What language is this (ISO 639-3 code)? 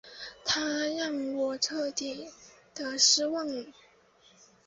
zho